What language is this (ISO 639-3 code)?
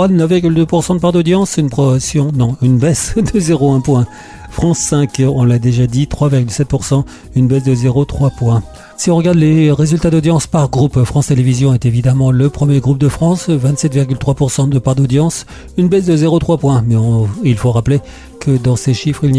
fra